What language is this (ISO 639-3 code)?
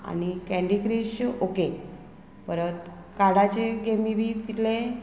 kok